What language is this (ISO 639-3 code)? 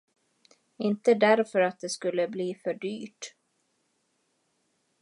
swe